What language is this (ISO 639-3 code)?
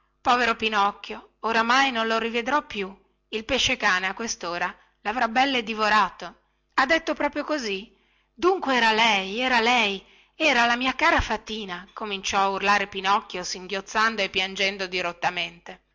ita